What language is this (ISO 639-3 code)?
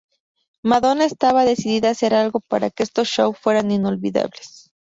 spa